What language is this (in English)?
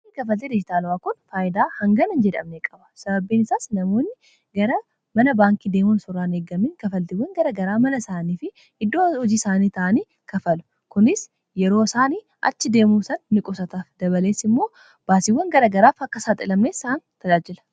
Oromo